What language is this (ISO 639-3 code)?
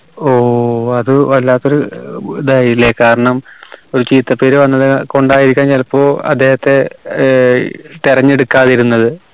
mal